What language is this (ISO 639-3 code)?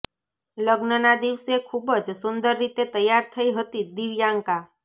guj